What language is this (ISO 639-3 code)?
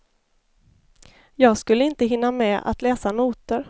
swe